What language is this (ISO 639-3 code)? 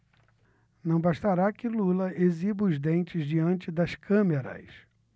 por